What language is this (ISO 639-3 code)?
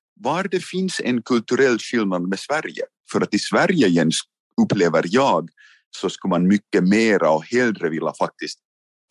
swe